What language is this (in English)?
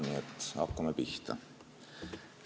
Estonian